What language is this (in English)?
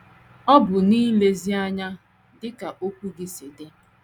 Igbo